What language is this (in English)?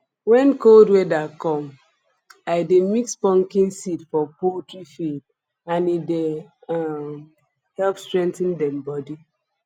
Nigerian Pidgin